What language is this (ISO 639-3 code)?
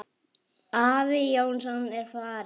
isl